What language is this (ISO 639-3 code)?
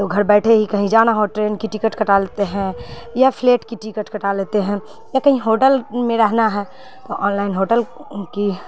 urd